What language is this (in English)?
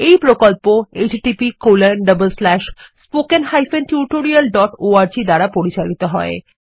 Bangla